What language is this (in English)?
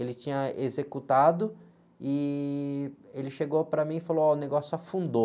Portuguese